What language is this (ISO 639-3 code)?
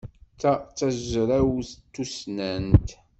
kab